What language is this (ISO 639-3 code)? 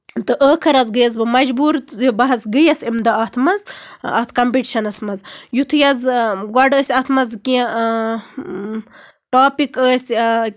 kas